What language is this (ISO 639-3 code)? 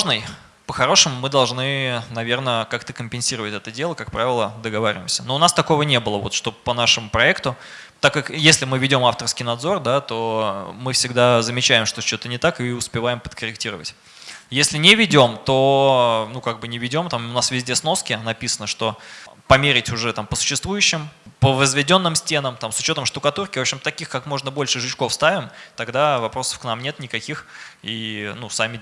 rus